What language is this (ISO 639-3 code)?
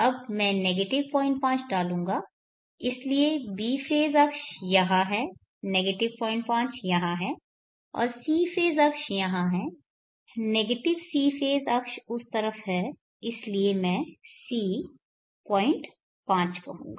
hin